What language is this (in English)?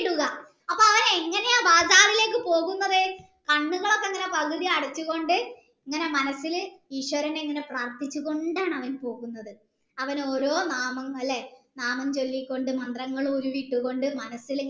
Malayalam